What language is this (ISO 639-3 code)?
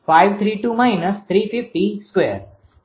guj